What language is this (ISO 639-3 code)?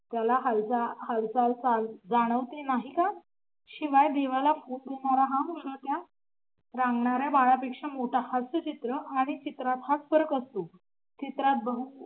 mar